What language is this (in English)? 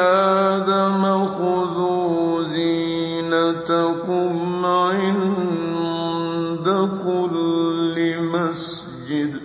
Arabic